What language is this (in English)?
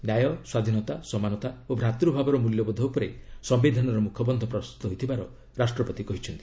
Odia